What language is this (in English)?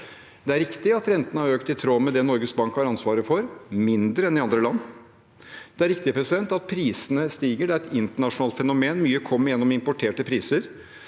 Norwegian